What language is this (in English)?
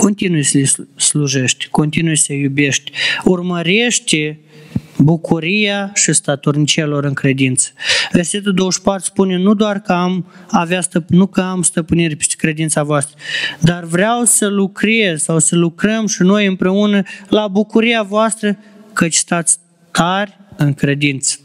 Romanian